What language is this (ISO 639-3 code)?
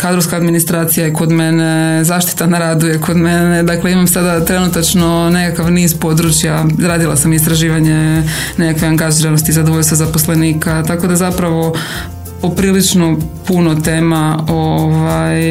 hrv